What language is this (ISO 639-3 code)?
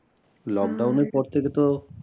ben